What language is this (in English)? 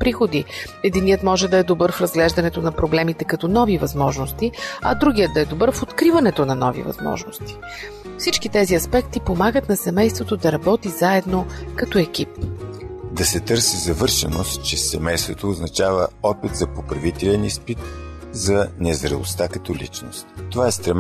Bulgarian